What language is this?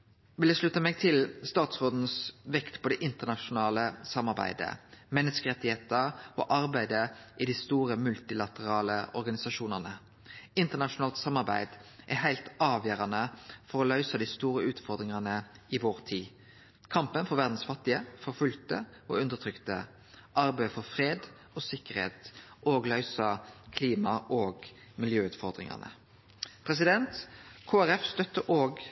Norwegian Nynorsk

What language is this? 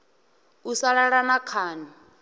Venda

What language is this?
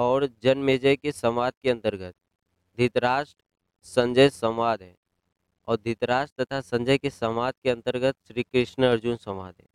Hindi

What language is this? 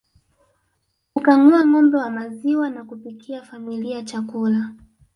Swahili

